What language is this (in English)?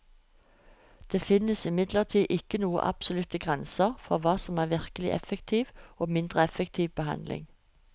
Norwegian